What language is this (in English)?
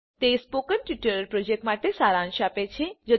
Gujarati